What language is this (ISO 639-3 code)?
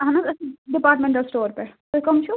kas